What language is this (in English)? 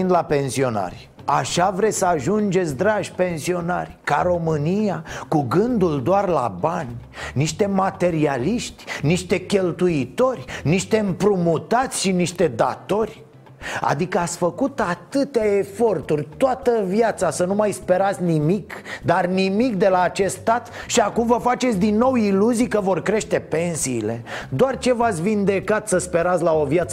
Romanian